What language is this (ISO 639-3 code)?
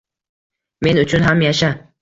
uzb